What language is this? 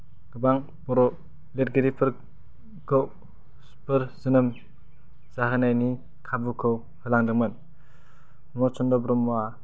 Bodo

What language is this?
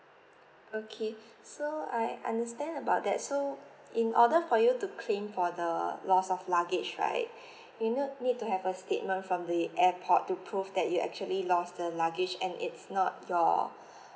English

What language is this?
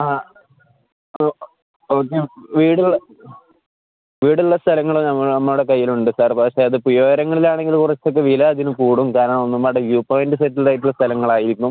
Malayalam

